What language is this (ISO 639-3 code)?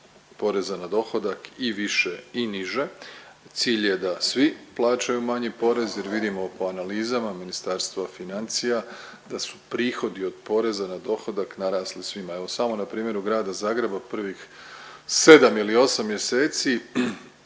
hrv